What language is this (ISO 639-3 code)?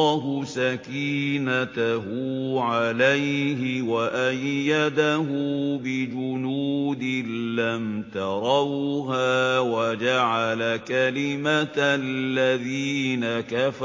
ara